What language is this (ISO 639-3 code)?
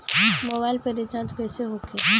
bho